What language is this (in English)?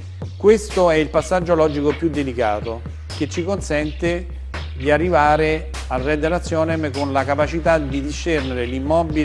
Italian